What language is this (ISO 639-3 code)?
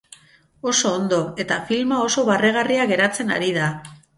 eus